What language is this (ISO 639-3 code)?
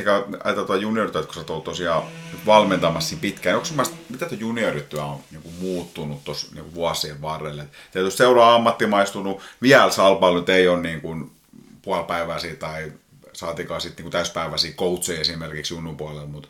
fin